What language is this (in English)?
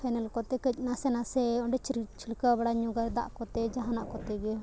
Santali